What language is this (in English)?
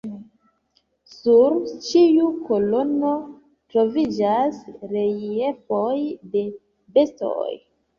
Esperanto